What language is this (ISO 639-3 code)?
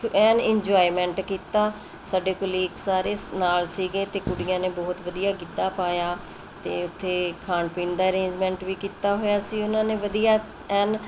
pan